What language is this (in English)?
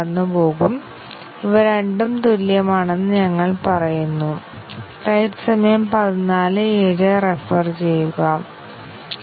Malayalam